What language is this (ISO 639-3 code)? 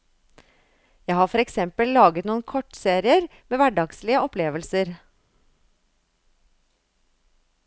nor